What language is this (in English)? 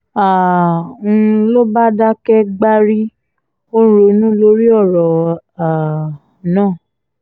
Yoruba